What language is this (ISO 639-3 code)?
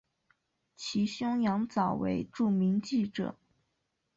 zho